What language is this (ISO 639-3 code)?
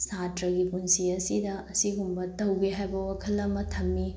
mni